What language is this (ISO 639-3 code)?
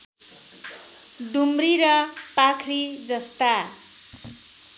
nep